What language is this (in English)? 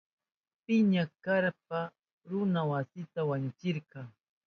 Southern Pastaza Quechua